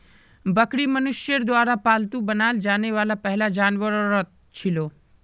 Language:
Magahi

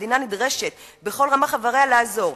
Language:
Hebrew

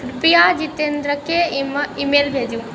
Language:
Maithili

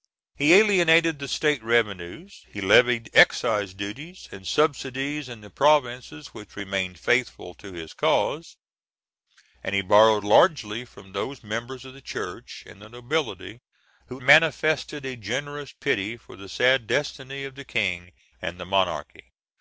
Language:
English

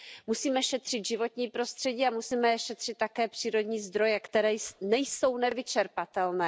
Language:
Czech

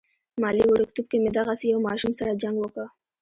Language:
Pashto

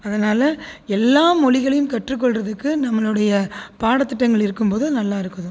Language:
Tamil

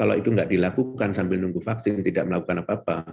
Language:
Indonesian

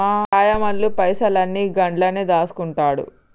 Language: Telugu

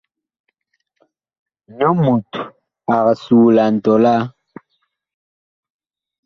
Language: Bakoko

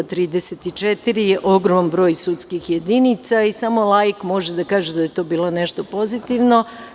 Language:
Serbian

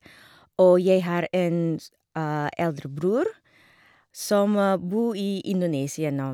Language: Norwegian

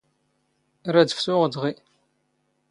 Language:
Standard Moroccan Tamazight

